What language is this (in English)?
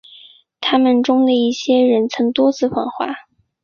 Chinese